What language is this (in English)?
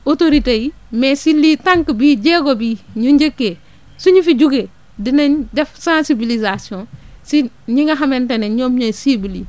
Wolof